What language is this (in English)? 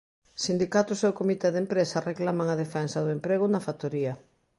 Galician